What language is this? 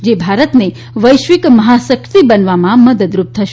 Gujarati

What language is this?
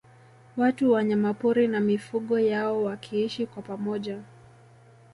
Swahili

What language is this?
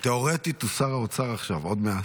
Hebrew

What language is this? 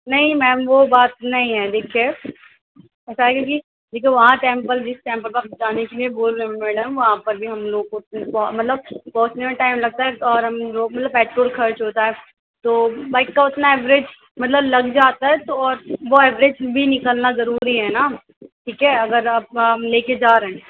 Urdu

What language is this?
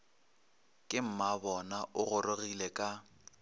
Northern Sotho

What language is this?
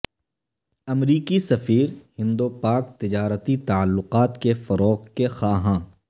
Urdu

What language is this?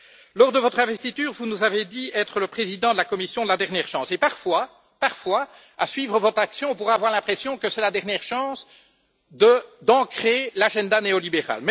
French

